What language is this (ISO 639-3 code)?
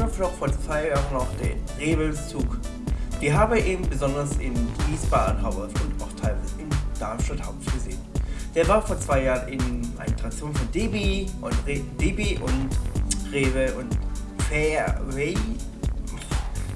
deu